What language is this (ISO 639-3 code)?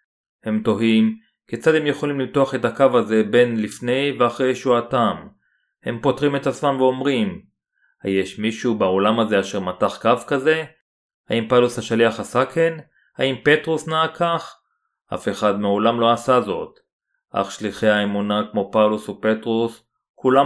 heb